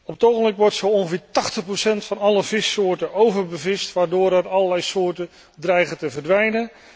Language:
Dutch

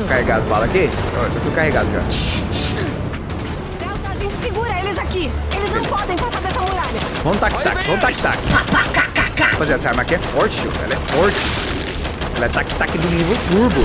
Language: Portuguese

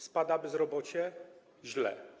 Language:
Polish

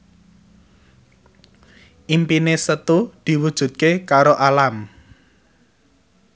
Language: Javanese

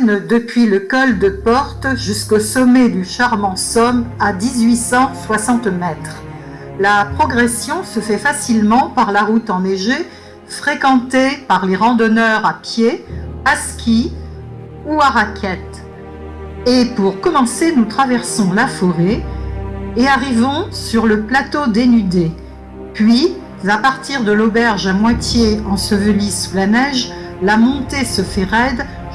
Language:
French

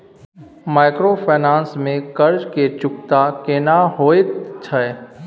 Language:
Maithili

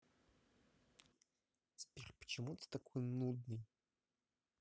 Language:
Russian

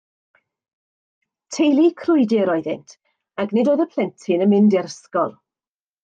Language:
Welsh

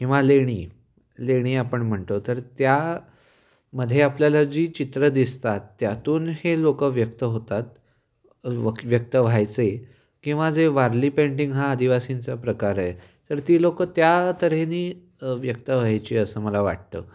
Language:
Marathi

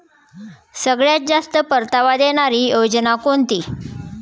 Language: Marathi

